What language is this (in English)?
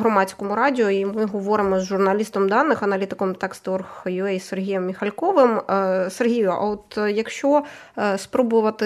Ukrainian